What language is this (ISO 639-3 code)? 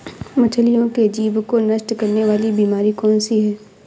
hin